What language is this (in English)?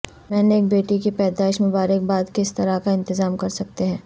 Urdu